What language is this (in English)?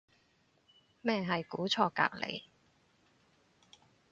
Cantonese